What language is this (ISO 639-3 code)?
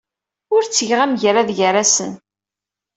kab